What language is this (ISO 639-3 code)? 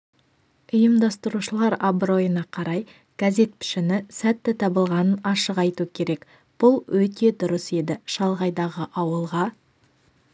kaz